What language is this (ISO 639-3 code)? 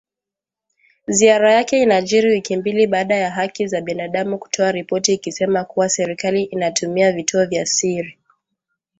swa